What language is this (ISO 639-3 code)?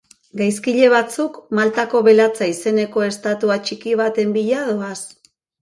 eus